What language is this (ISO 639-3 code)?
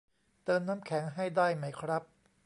tha